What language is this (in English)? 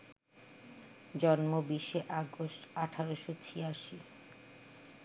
Bangla